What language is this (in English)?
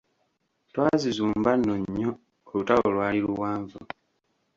Ganda